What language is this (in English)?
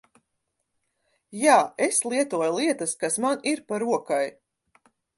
Latvian